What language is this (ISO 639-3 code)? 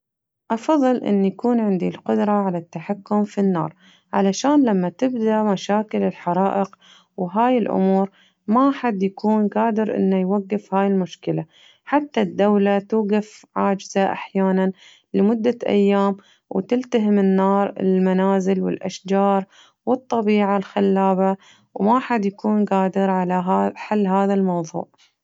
ars